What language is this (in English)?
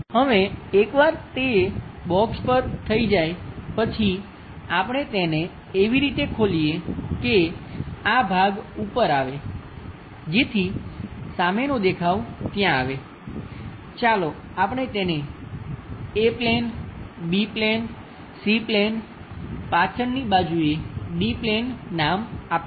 Gujarati